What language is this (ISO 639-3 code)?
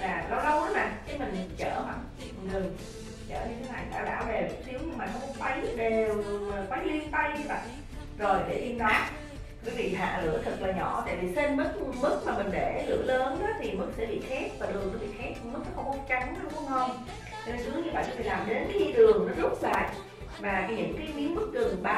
vie